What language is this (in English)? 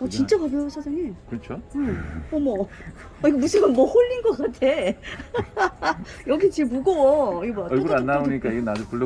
Korean